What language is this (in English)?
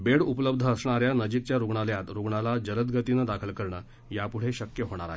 Marathi